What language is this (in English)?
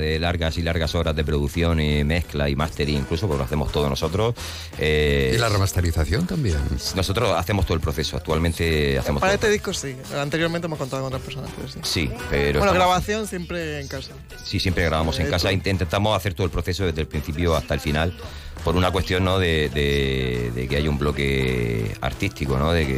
Spanish